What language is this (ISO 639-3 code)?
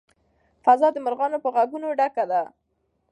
pus